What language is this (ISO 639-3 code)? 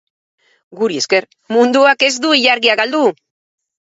eus